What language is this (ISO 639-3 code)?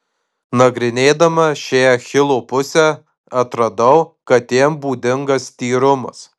lit